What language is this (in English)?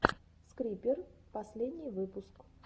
Russian